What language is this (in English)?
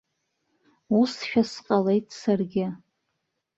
Abkhazian